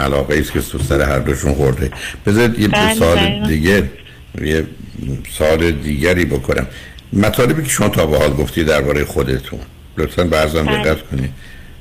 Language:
Persian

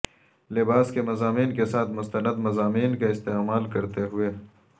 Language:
Urdu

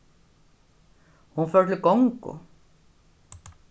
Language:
Faroese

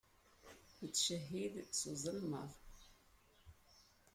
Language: Kabyle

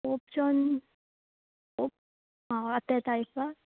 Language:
Konkani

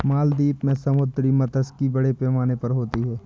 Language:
Hindi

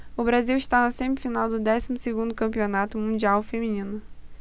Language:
Portuguese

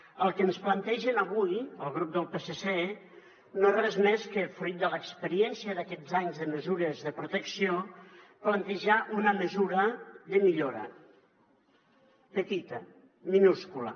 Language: Catalan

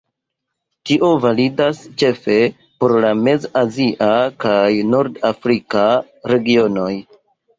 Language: Esperanto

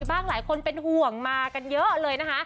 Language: Thai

